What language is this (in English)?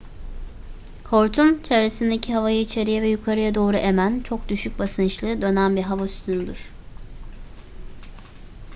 Turkish